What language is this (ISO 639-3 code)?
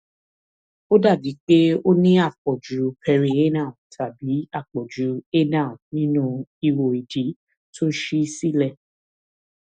yor